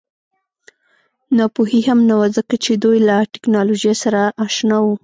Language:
Pashto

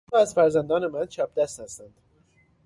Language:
Persian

